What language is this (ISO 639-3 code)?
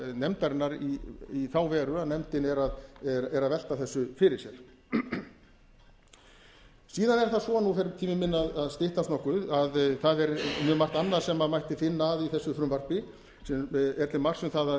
isl